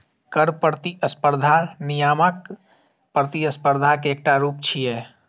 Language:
Maithili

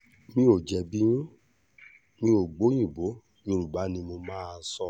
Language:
Yoruba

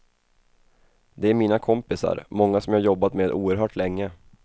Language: Swedish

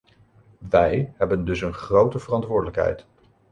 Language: Dutch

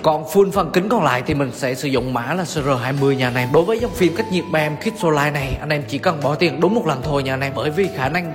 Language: Vietnamese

